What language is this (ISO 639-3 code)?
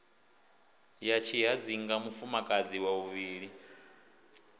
ven